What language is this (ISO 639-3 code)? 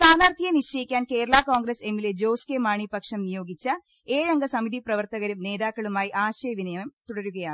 mal